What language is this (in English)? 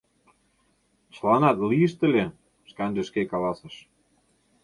Mari